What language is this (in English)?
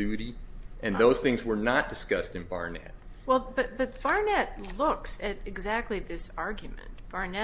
English